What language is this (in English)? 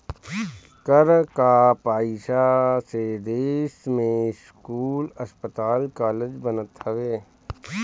Bhojpuri